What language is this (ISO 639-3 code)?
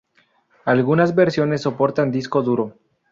spa